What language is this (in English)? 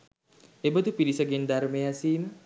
Sinhala